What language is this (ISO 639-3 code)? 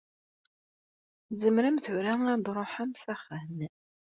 kab